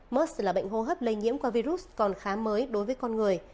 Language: Vietnamese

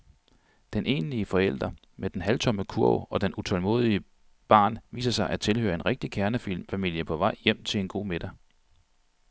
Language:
Danish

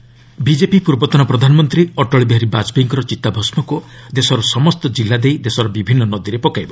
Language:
Odia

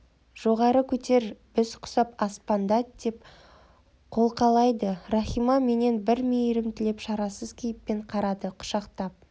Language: Kazakh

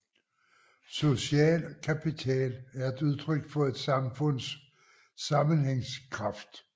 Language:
Danish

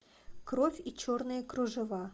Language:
Russian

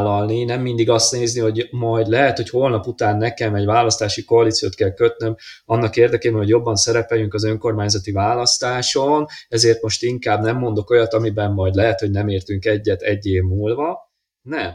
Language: Hungarian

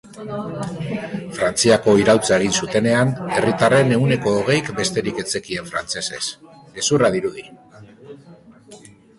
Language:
Basque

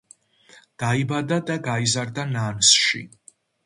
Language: Georgian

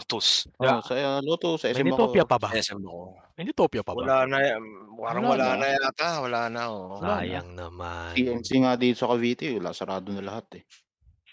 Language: Filipino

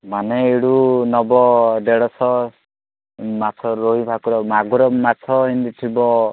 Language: Odia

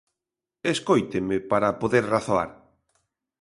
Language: Galician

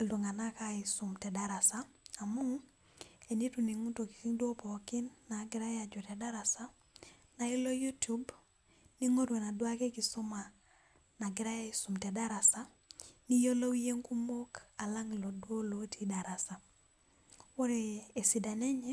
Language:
Masai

